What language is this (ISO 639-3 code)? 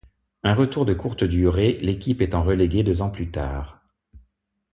fra